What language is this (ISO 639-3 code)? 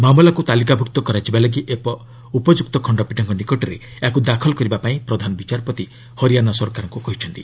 ori